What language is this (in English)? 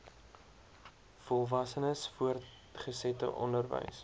Afrikaans